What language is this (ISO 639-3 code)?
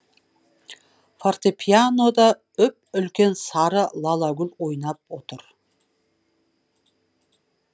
kaz